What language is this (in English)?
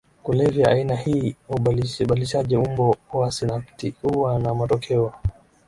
Swahili